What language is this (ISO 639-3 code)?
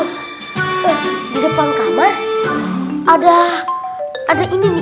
ind